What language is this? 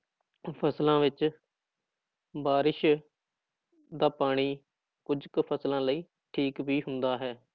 Punjabi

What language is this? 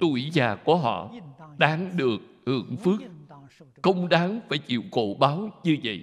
Vietnamese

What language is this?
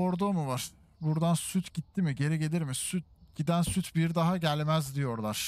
Turkish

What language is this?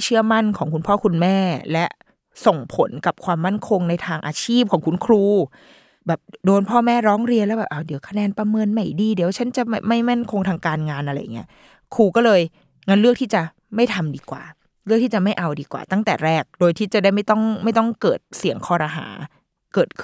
Thai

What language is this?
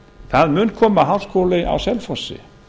Icelandic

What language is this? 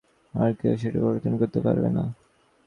Bangla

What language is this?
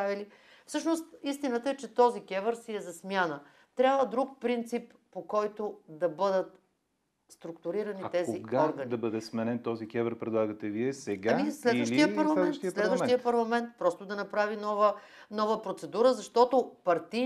Bulgarian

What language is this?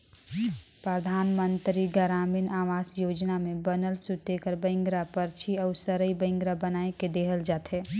Chhattisgarhi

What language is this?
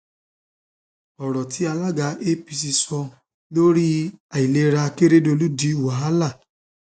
Yoruba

